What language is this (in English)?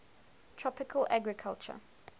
English